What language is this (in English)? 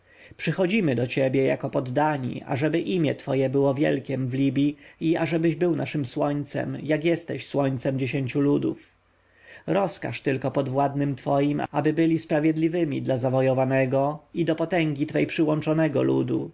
Polish